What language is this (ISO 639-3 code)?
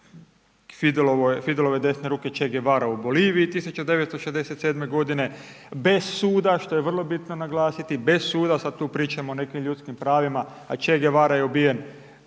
hrv